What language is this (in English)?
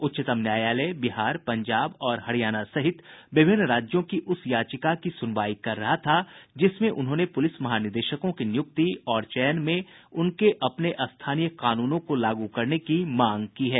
Hindi